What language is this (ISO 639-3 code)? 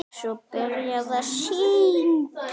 isl